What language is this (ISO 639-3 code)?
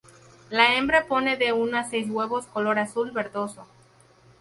spa